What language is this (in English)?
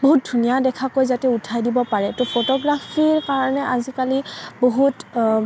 Assamese